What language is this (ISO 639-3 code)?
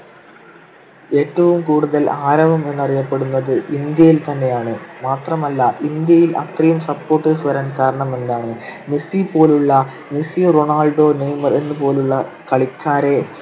mal